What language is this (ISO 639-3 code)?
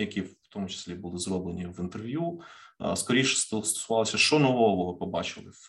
ukr